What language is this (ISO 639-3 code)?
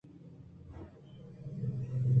bgp